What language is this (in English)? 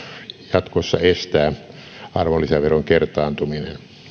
Finnish